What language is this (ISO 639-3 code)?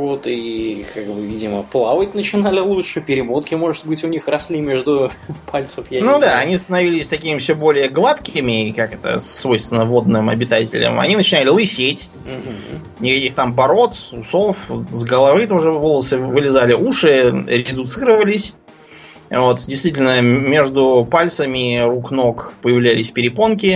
rus